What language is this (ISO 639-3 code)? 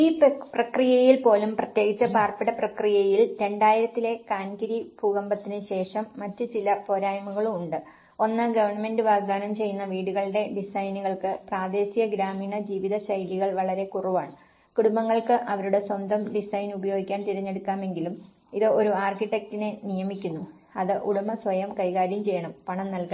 mal